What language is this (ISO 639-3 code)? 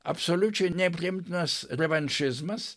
lit